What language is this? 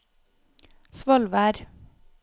Norwegian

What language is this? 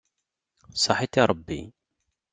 Kabyle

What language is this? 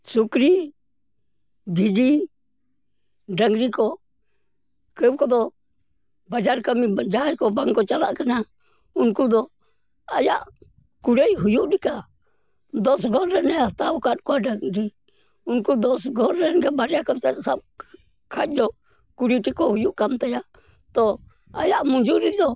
Santali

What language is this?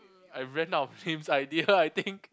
English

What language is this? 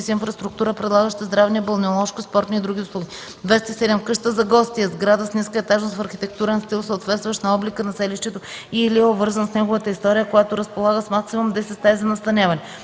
Bulgarian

